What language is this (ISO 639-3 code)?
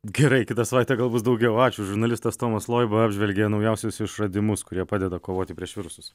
lit